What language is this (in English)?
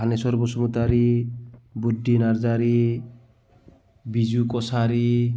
Bodo